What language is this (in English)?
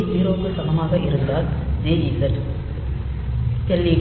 Tamil